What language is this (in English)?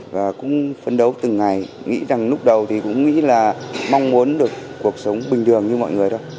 Vietnamese